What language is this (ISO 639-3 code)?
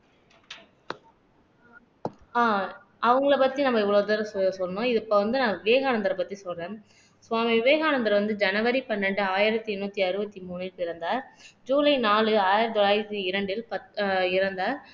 tam